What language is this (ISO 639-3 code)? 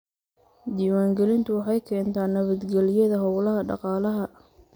som